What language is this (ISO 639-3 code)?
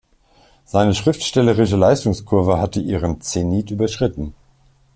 deu